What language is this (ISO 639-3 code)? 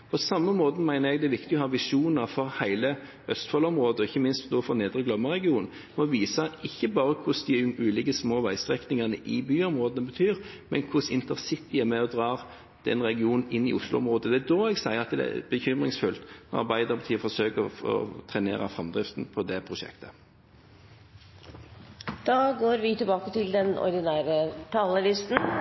nob